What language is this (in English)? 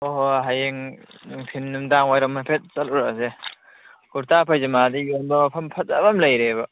Manipuri